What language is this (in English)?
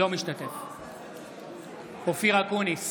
Hebrew